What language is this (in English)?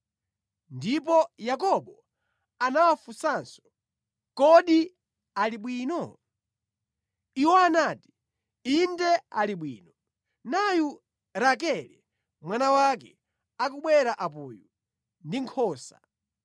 Nyanja